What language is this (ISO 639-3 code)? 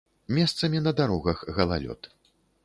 bel